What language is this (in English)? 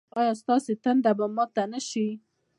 Pashto